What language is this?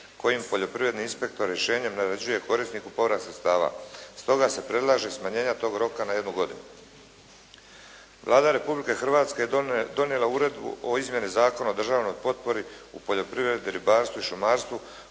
Croatian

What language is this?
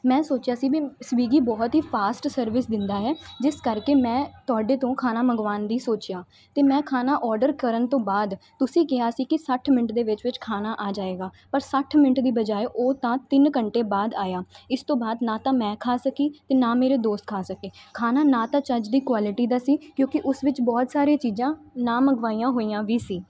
Punjabi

